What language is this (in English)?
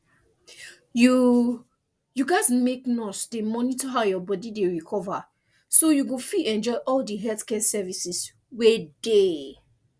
Nigerian Pidgin